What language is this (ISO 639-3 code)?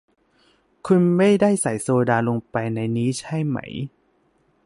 tha